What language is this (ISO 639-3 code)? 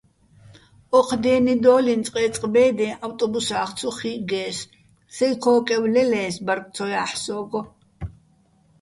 bbl